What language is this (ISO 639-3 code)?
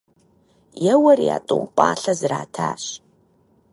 kbd